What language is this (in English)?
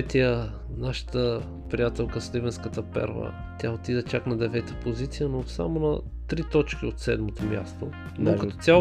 Bulgarian